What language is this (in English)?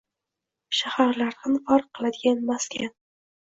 Uzbek